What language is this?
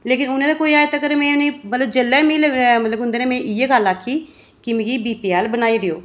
Dogri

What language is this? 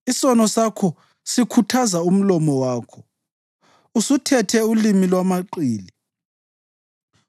North Ndebele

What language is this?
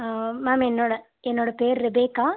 Tamil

